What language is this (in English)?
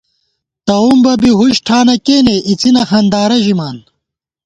Gawar-Bati